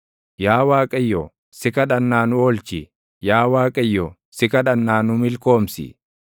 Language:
Oromo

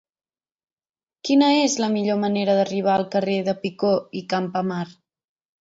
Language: Catalan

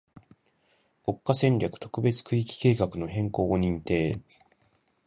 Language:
Japanese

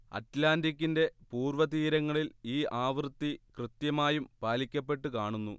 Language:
Malayalam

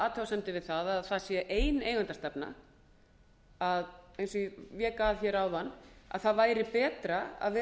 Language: Icelandic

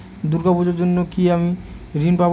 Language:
Bangla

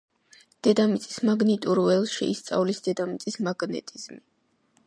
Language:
Georgian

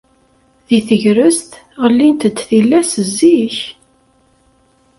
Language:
Kabyle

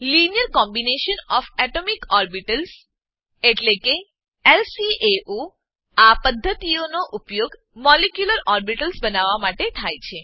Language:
Gujarati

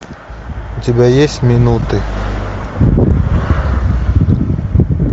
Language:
Russian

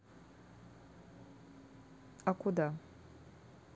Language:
Russian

